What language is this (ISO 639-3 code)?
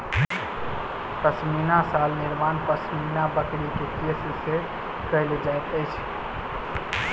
mai